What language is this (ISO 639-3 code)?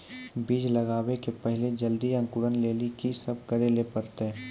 mai